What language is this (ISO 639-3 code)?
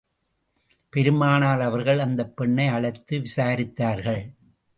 tam